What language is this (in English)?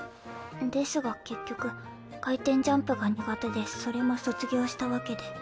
Japanese